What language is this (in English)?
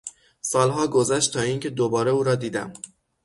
Persian